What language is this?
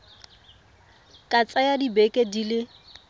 Tswana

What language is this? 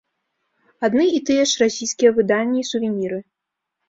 Belarusian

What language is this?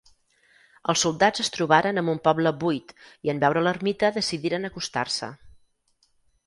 Catalan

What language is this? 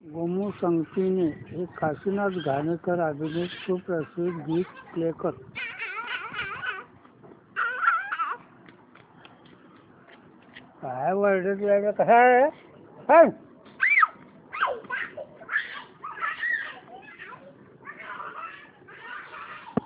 Marathi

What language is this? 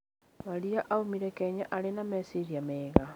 Kikuyu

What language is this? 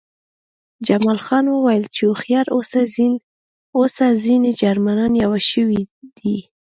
Pashto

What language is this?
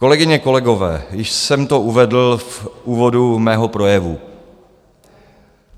Czech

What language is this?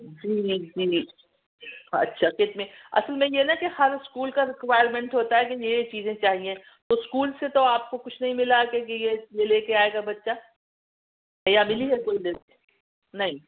Urdu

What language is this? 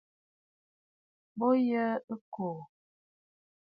Bafut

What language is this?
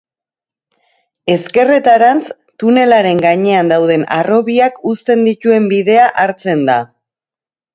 Basque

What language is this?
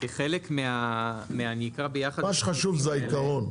Hebrew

